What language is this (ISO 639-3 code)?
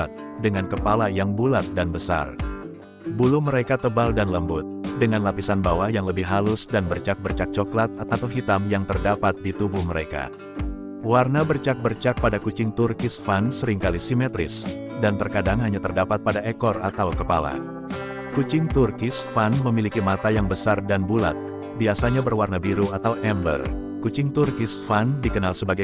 ind